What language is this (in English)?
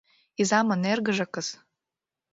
Mari